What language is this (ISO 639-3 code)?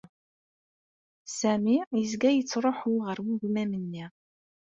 kab